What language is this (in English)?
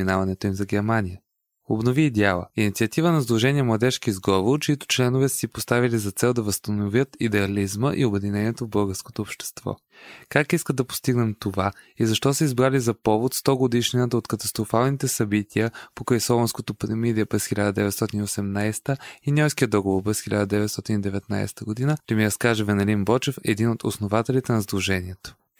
Bulgarian